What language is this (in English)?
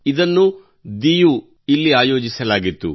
Kannada